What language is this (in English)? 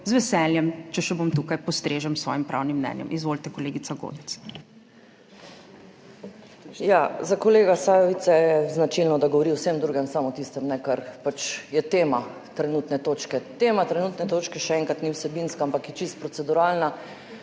Slovenian